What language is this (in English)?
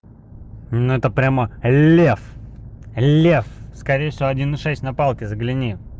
Russian